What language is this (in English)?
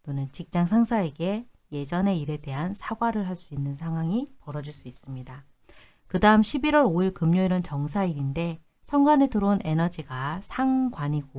Korean